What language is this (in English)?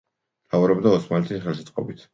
Georgian